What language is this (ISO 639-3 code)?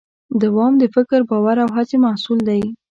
pus